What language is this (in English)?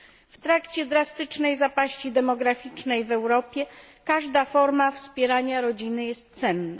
Polish